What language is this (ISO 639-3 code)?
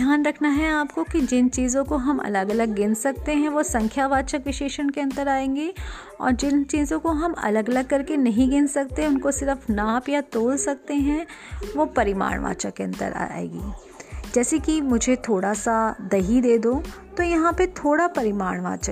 hin